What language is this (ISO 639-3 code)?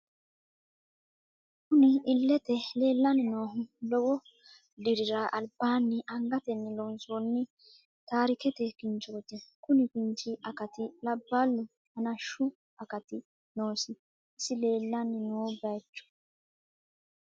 sid